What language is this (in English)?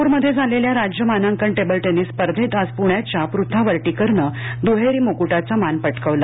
Marathi